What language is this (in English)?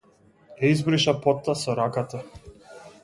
Macedonian